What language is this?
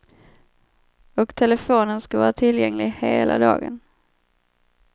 Swedish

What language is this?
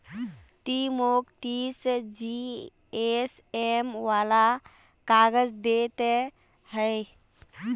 Magahi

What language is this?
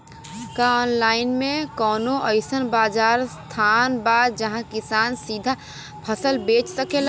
Bhojpuri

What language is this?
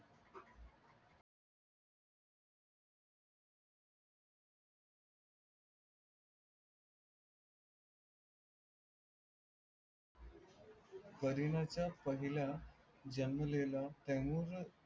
Marathi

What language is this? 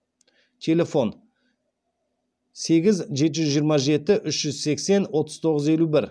Kazakh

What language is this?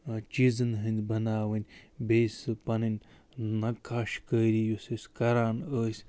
Kashmiri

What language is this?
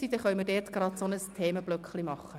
Swiss German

